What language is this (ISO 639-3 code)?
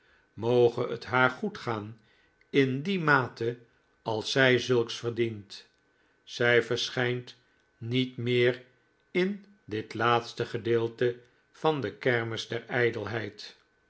nld